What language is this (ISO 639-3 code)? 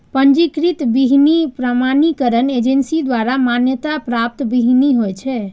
mai